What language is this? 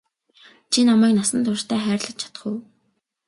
Mongolian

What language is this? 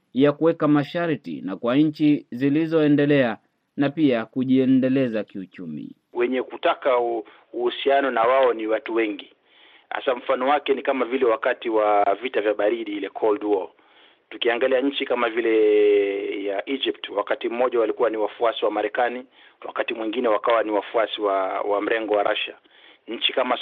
Swahili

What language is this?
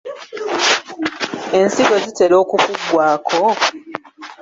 Ganda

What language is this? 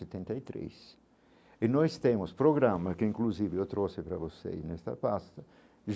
Portuguese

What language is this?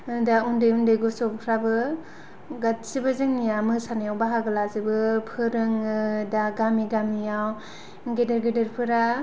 Bodo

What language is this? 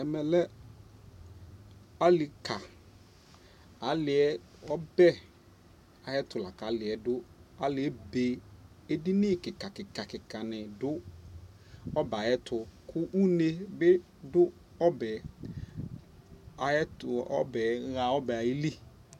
Ikposo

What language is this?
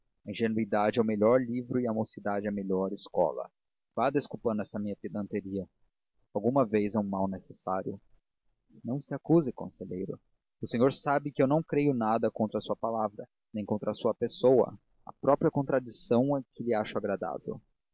Portuguese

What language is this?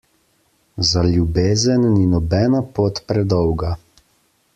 Slovenian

